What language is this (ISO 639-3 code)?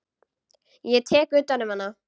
isl